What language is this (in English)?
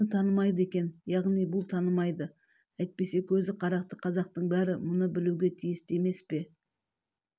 Kazakh